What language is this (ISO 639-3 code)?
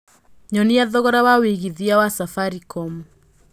kik